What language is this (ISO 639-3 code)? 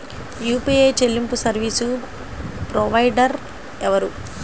tel